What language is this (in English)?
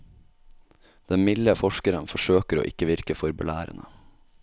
Norwegian